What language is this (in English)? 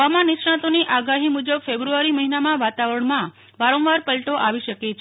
Gujarati